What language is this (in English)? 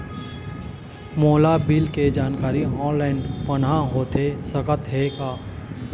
Chhattisgarhi